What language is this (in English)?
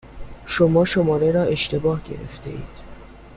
Persian